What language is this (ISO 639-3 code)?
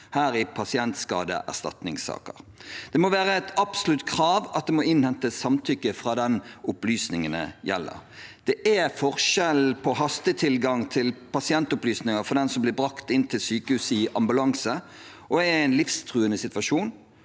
nor